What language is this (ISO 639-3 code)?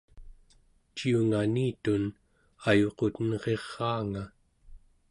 esu